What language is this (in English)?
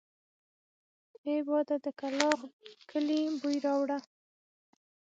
Pashto